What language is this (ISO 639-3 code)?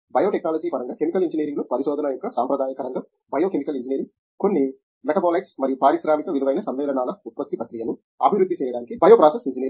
tel